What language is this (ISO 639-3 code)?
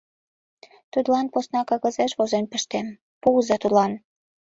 chm